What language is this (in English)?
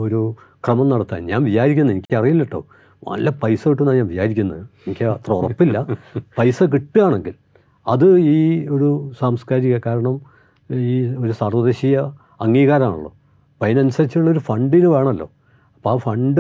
Malayalam